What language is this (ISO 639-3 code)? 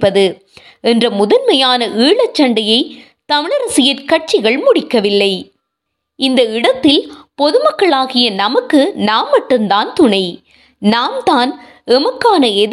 tam